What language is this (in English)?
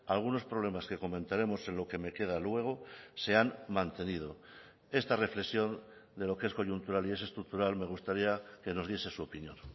Spanish